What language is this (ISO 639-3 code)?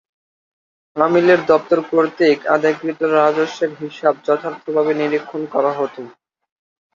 ben